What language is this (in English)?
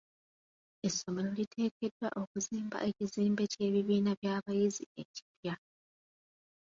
Ganda